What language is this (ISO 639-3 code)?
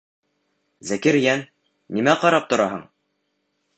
bak